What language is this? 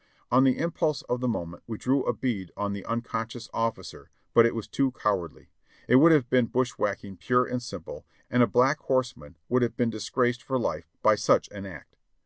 English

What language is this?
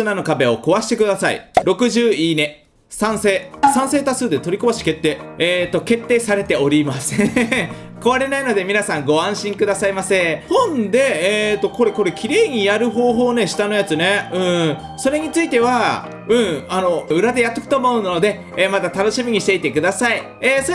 Japanese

